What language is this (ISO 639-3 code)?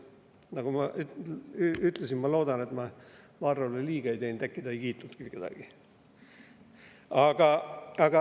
est